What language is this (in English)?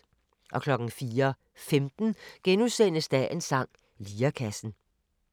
Danish